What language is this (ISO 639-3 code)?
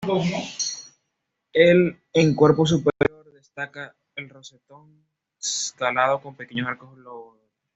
spa